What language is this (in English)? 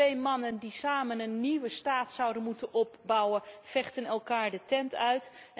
Dutch